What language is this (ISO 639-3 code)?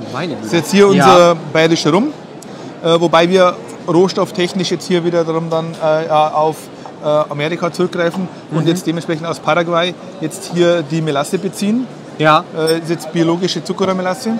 deu